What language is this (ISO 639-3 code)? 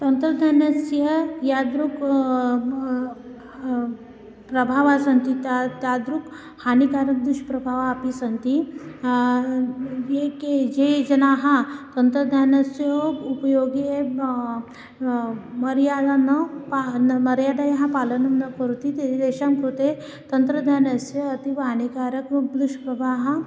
san